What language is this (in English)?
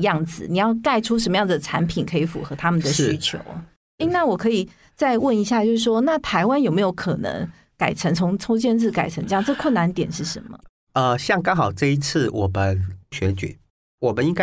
Chinese